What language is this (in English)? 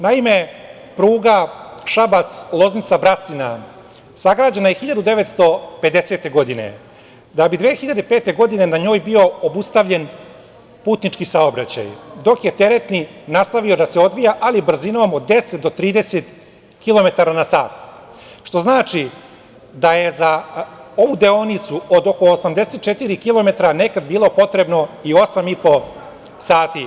Serbian